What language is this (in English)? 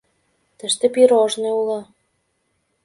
Mari